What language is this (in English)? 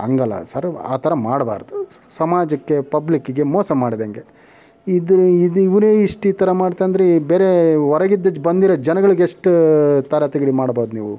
Kannada